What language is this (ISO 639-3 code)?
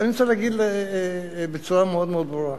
heb